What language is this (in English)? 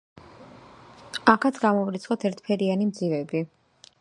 Georgian